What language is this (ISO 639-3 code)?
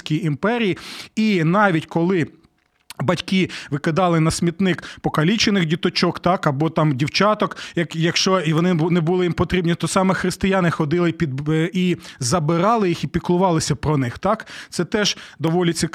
ukr